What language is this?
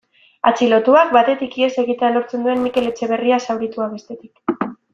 Basque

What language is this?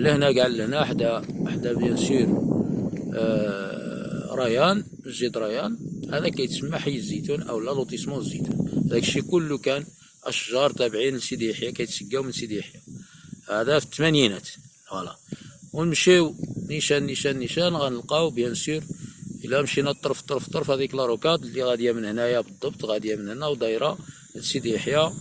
Arabic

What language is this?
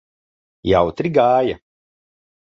Latvian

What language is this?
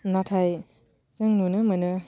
Bodo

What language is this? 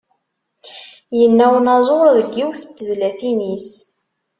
Kabyle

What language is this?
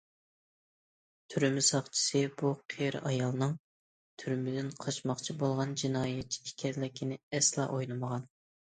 Uyghur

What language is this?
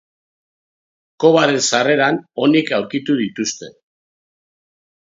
Basque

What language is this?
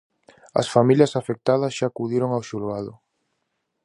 Galician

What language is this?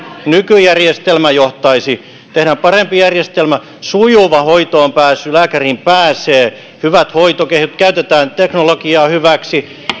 Finnish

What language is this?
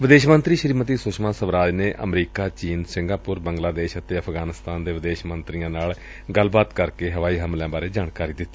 Punjabi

